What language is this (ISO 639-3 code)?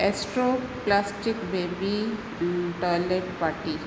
snd